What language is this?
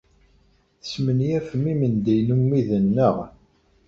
Kabyle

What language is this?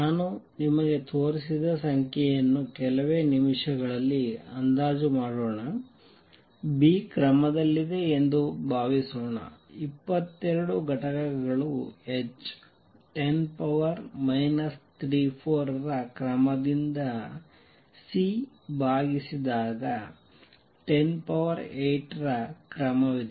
Kannada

